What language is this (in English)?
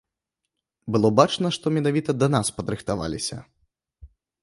Belarusian